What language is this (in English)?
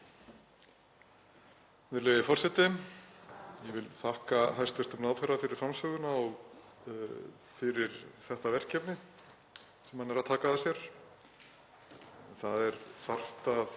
Icelandic